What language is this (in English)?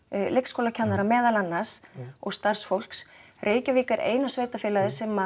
Icelandic